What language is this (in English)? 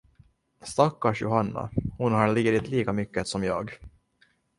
Swedish